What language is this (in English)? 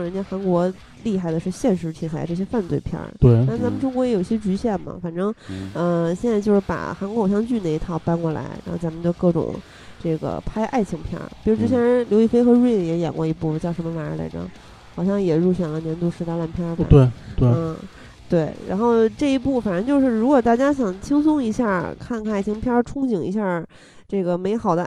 Chinese